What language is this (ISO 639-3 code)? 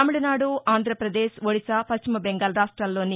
tel